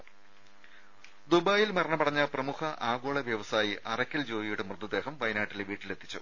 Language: Malayalam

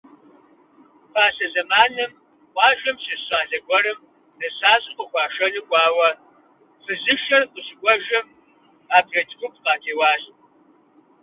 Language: Kabardian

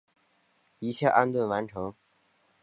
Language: Chinese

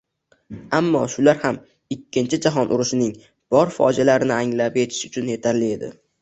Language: Uzbek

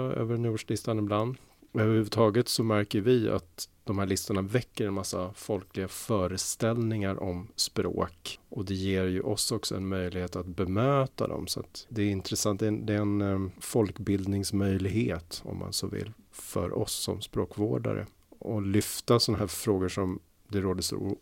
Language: Swedish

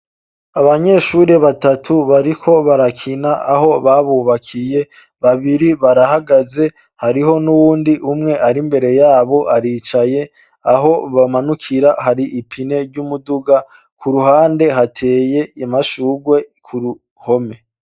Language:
Rundi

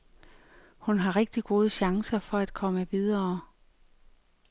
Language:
Danish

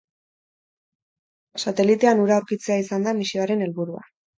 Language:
Basque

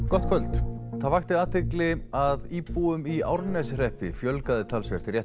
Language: Icelandic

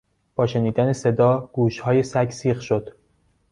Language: Persian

